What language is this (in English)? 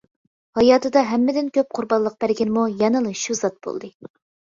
Uyghur